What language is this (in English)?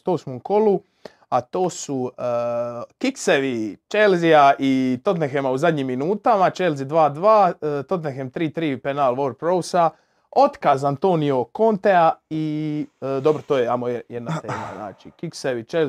Croatian